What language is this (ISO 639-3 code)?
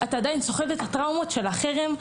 heb